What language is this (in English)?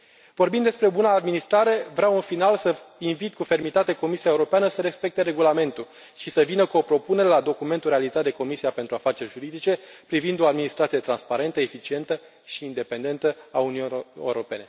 Romanian